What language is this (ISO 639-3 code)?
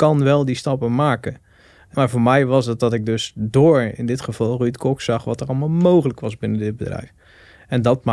nld